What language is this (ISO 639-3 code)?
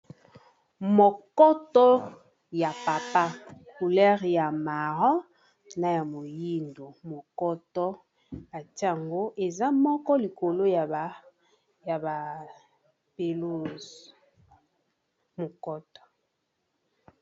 lin